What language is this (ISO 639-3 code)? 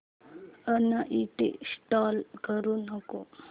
mar